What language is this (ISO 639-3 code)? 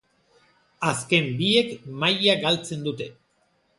eus